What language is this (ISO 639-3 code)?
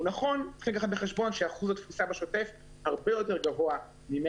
heb